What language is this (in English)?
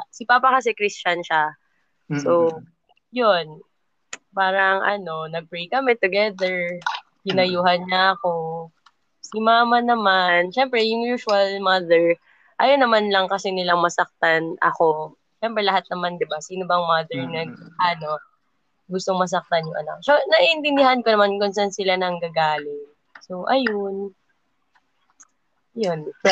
Filipino